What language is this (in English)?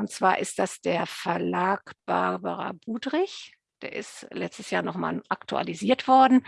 German